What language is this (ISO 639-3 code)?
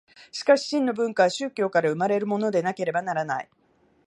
jpn